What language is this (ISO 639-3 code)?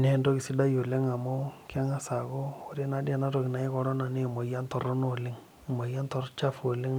mas